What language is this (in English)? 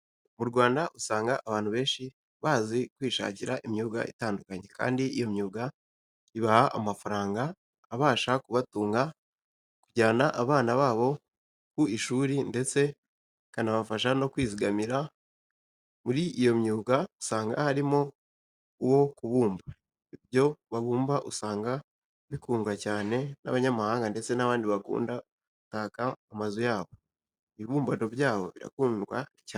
Kinyarwanda